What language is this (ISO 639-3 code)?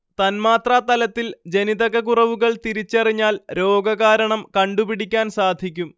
mal